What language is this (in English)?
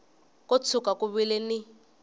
Tsonga